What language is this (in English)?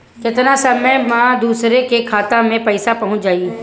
Bhojpuri